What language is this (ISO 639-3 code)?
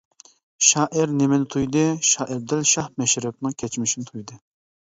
uig